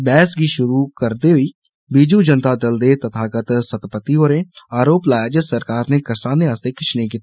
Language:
Dogri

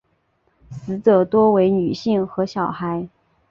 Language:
Chinese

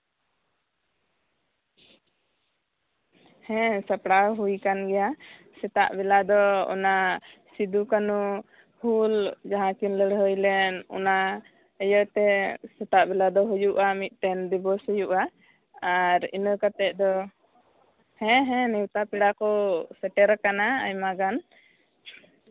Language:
Santali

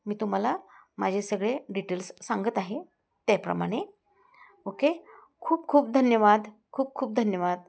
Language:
Marathi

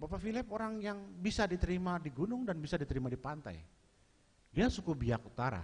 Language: Indonesian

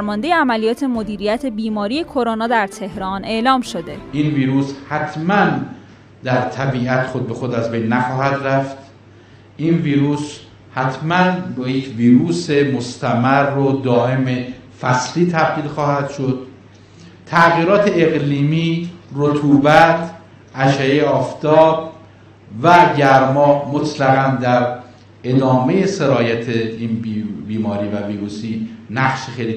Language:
Persian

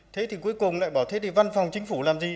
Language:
Vietnamese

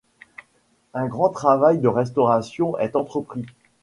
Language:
French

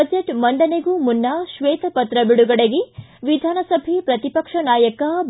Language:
Kannada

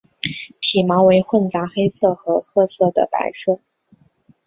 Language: Chinese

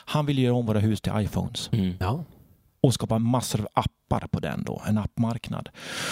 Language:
Swedish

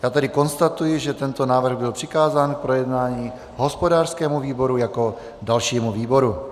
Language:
Czech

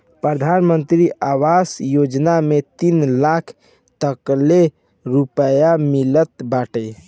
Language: Bhojpuri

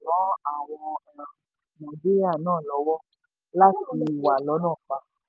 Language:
Yoruba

